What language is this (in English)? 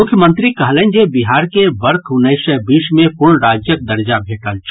Maithili